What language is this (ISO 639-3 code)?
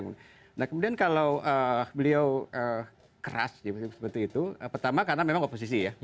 ind